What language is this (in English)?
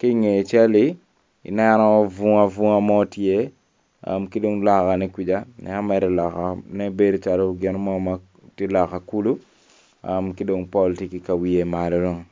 Acoli